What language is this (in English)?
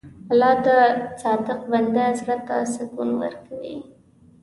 Pashto